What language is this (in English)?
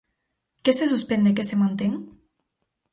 Galician